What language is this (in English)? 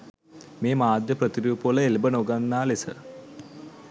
Sinhala